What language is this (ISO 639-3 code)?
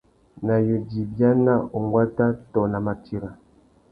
bag